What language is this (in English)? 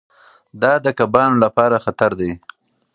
Pashto